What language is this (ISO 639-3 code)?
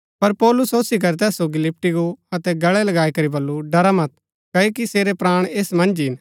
gbk